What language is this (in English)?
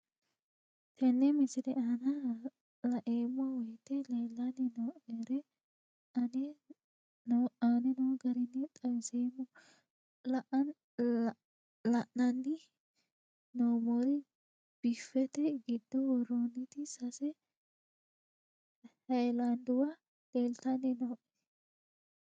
Sidamo